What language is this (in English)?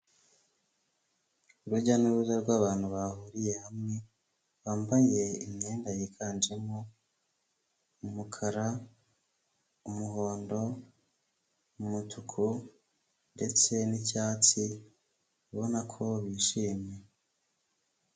Kinyarwanda